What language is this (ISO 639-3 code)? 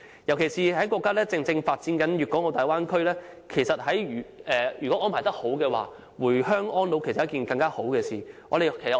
yue